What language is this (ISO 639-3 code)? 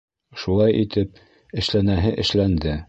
bak